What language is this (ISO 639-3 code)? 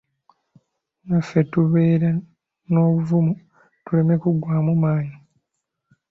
lug